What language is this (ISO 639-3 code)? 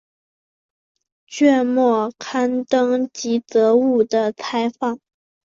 zho